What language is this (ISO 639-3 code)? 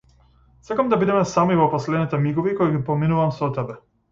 mkd